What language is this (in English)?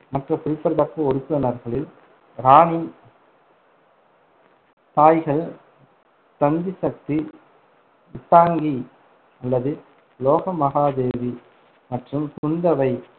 Tamil